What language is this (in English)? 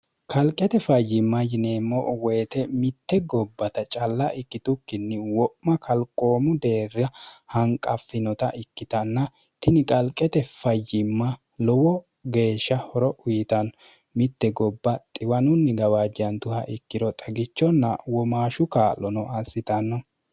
Sidamo